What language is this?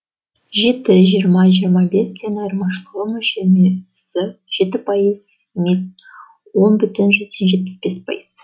Kazakh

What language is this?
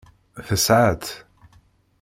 Kabyle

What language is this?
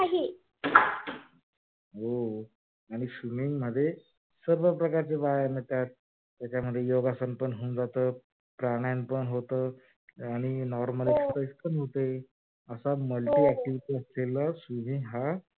Marathi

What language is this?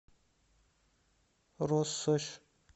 Russian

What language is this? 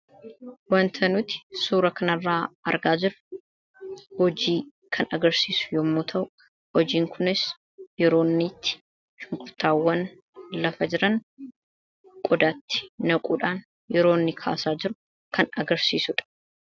Oromo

